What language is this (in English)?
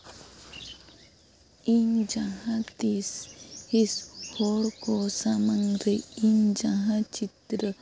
Santali